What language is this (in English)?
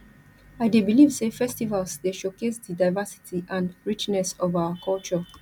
Nigerian Pidgin